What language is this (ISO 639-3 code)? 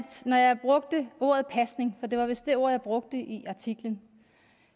dan